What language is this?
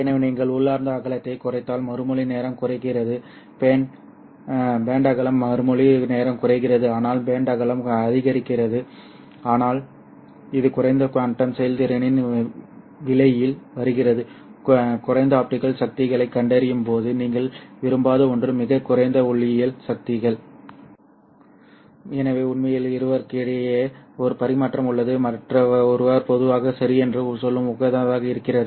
Tamil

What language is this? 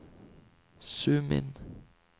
Norwegian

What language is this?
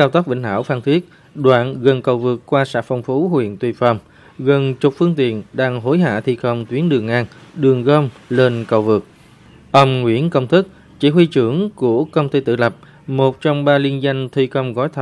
Vietnamese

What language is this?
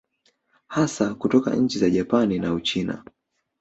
Swahili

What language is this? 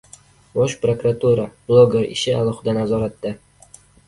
Uzbek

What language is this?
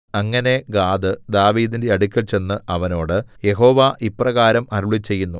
Malayalam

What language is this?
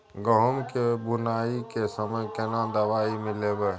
Maithili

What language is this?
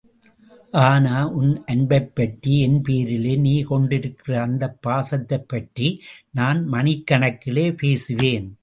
Tamil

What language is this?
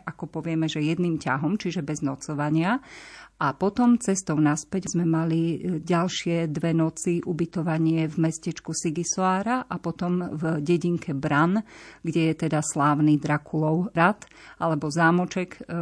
Slovak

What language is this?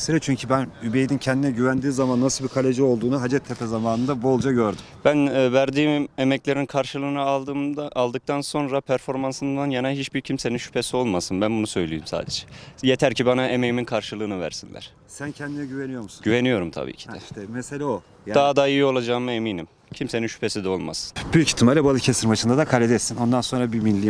Turkish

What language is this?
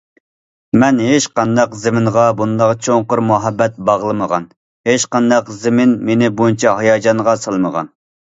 Uyghur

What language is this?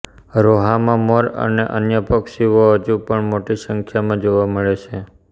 Gujarati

